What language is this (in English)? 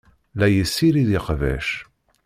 Kabyle